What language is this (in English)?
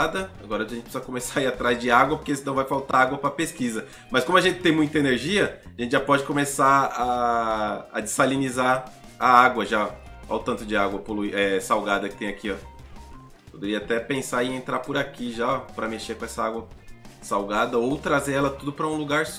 Portuguese